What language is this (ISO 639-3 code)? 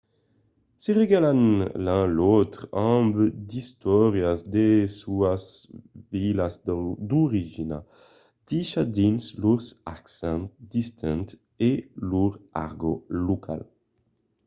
oci